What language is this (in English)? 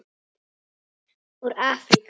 Icelandic